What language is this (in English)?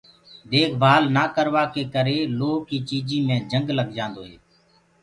Gurgula